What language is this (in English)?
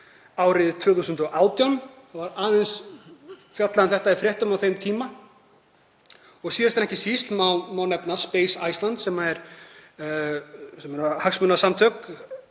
Icelandic